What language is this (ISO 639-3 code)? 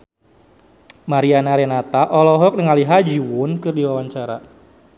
sun